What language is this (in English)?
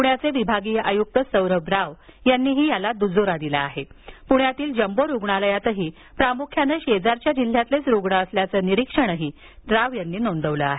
Marathi